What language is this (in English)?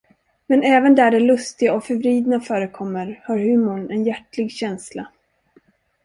Swedish